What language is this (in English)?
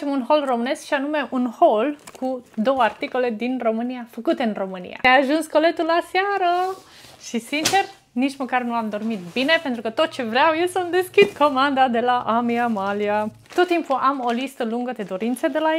Romanian